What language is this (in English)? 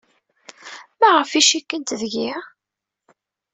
Kabyle